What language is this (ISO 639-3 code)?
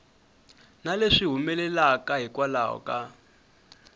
tso